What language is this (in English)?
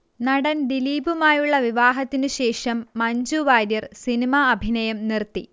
Malayalam